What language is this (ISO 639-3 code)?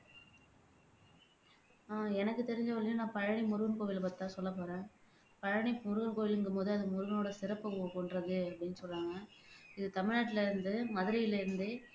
tam